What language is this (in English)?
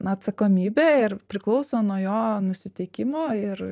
Lithuanian